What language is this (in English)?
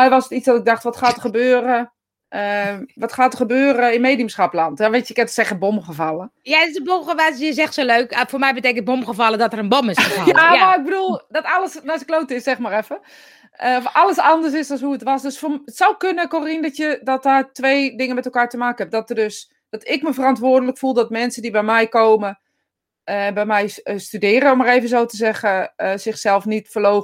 Dutch